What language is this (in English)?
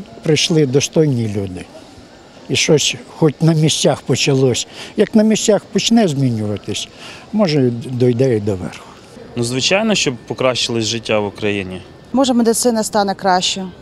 Russian